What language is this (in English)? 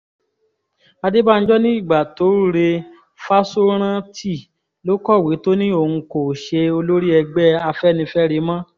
Yoruba